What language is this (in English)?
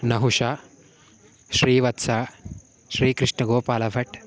Sanskrit